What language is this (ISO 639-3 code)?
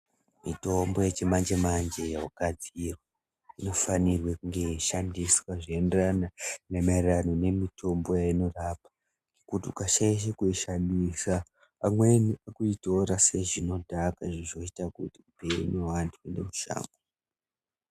ndc